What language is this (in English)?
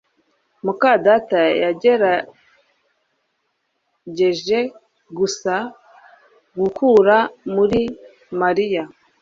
Kinyarwanda